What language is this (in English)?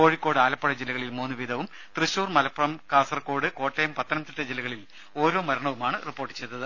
Malayalam